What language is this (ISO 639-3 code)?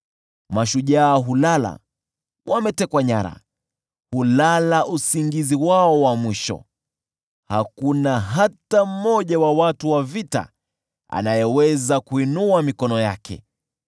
swa